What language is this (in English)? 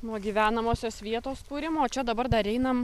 Lithuanian